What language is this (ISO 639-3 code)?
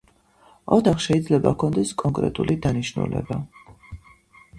kat